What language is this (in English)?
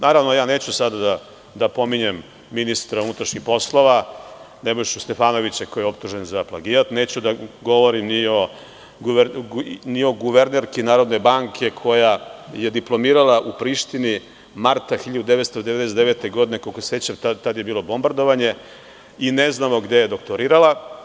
Serbian